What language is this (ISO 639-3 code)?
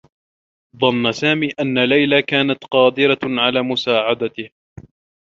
ara